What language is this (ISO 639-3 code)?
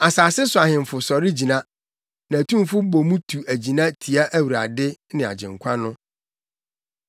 aka